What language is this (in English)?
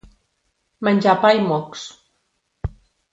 Catalan